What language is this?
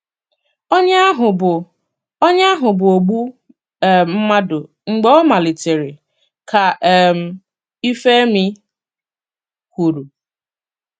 Igbo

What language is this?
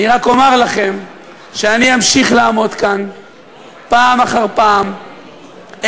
Hebrew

